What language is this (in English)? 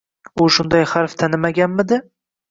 Uzbek